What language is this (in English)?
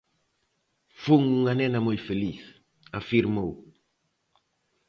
Galician